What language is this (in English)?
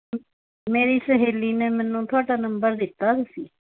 Punjabi